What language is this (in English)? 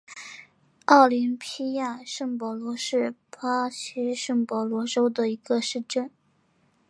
Chinese